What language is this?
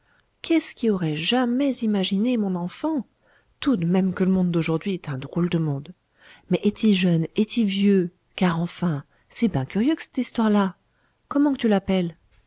French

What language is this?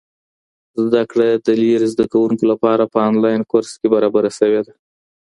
Pashto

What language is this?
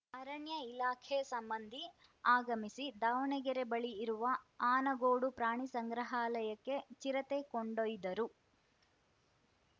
Kannada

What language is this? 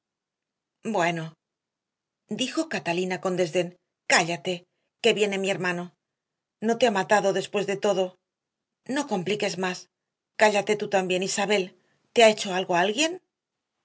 Spanish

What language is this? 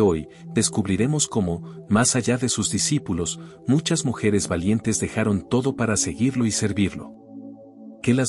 Spanish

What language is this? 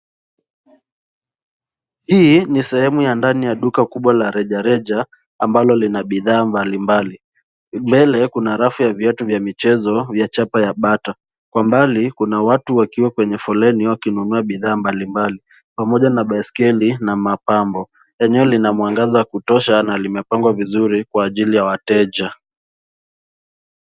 Swahili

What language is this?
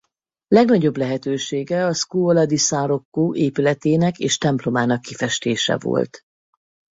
Hungarian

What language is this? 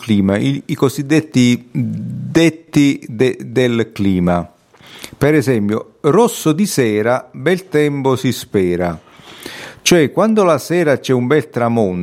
Italian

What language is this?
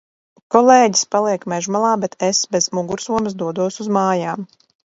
Latvian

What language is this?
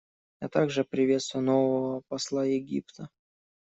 Russian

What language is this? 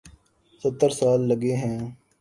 Urdu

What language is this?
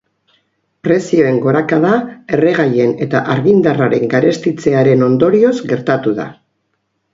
Basque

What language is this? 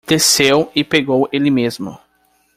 Portuguese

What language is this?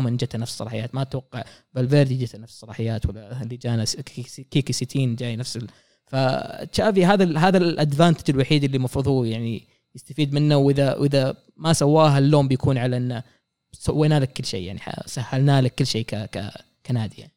Arabic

